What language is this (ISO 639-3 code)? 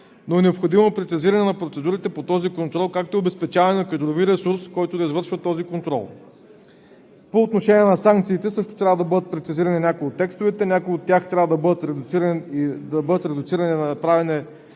bul